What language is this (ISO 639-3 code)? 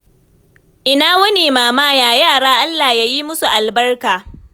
hau